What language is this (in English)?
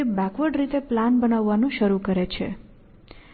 Gujarati